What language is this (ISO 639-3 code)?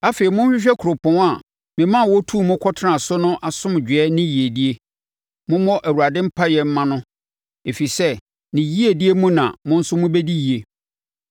aka